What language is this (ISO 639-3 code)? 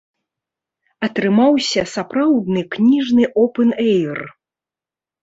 bel